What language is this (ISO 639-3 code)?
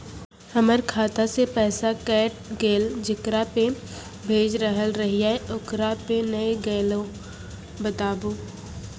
mai